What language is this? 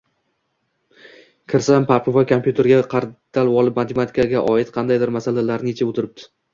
Uzbek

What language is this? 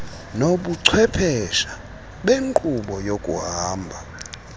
Xhosa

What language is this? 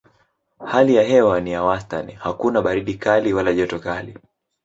Swahili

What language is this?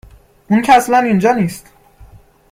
Persian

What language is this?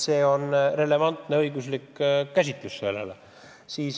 Estonian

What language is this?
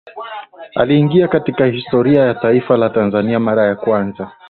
Swahili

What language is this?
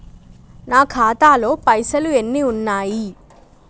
Telugu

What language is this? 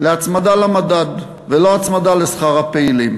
Hebrew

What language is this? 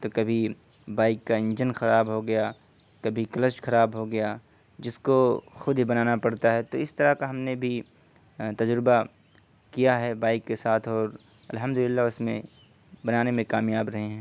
Urdu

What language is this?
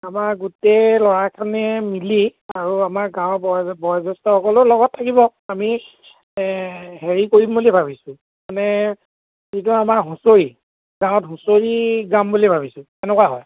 Assamese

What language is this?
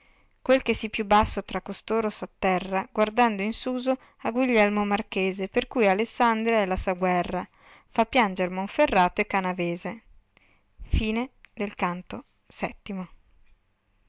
Italian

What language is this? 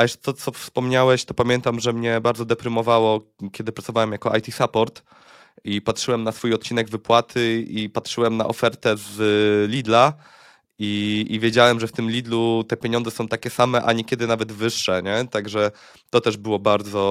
Polish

